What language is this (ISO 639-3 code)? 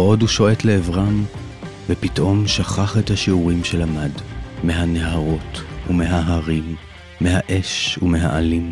heb